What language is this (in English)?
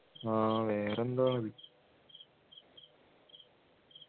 Malayalam